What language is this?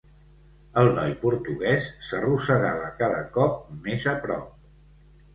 Catalan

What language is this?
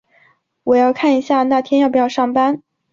Chinese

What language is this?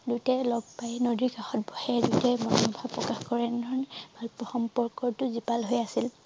Assamese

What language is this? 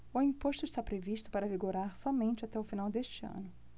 Portuguese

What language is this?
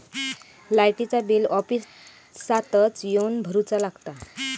Marathi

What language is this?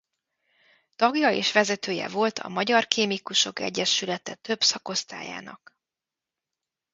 Hungarian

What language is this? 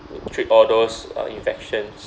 English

